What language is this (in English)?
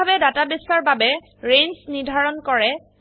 Assamese